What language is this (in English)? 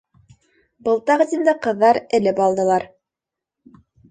Bashkir